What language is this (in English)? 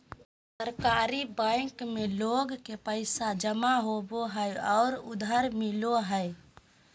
Magahi